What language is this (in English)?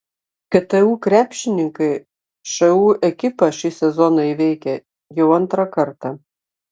Lithuanian